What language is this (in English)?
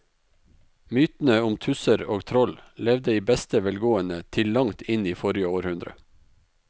Norwegian